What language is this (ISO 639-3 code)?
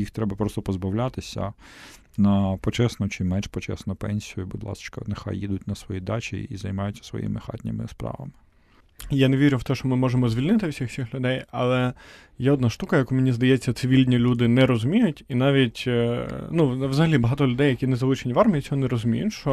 ukr